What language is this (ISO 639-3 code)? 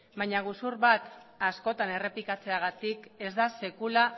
eus